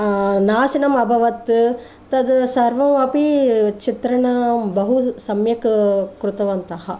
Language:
Sanskrit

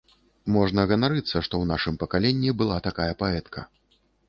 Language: Belarusian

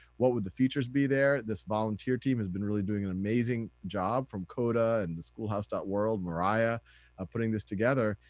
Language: English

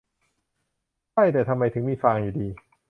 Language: Thai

